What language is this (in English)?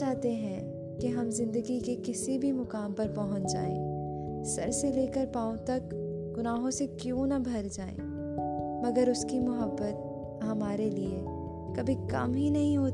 Urdu